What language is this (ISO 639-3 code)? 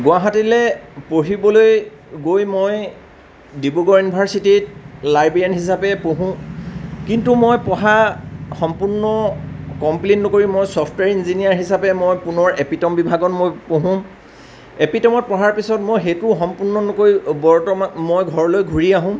asm